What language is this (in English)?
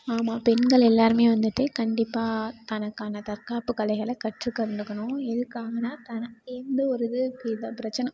Tamil